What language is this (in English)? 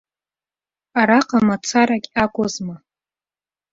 Abkhazian